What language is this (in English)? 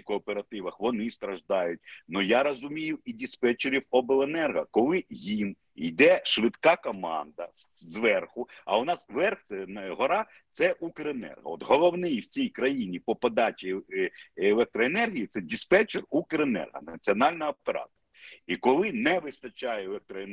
Ukrainian